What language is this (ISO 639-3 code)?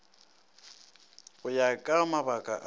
nso